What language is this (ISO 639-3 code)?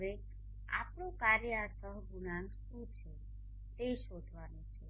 guj